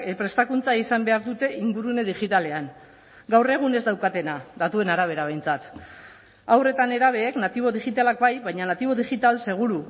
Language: Basque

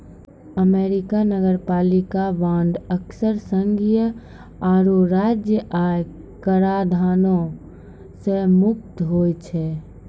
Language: Maithili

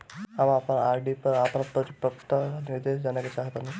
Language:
Bhojpuri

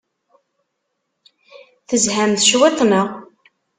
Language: Kabyle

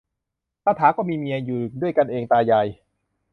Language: Thai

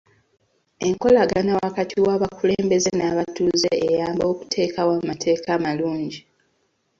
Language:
Ganda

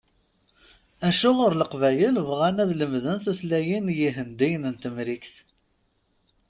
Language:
Kabyle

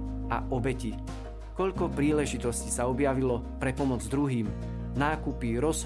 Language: Slovak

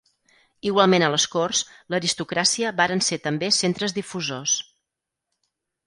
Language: Catalan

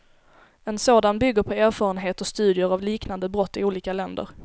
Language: Swedish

